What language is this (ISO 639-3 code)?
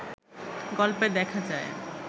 ben